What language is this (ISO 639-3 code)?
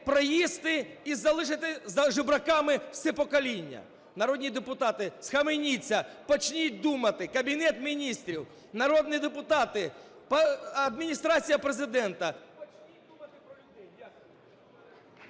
ukr